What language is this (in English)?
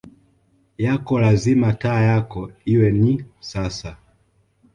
Swahili